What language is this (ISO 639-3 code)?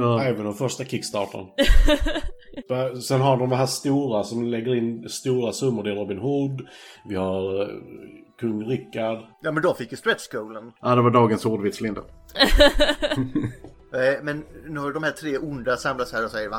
swe